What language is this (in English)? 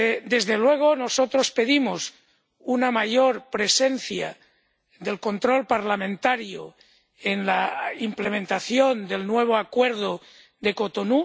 Spanish